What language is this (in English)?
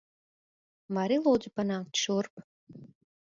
Latvian